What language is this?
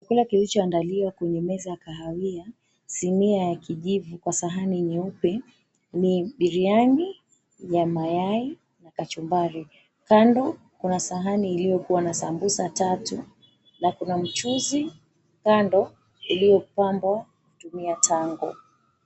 Swahili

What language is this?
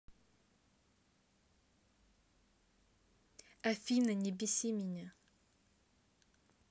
Russian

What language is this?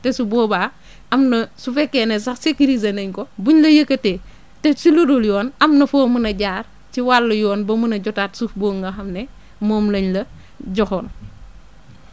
Wolof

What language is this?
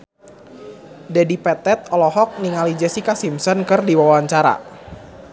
Sundanese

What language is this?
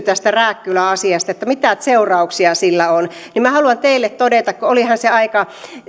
Finnish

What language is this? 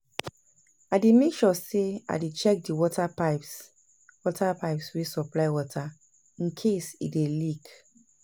Nigerian Pidgin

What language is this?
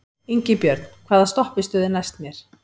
Icelandic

